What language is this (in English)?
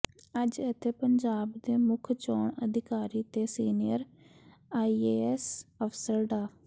Punjabi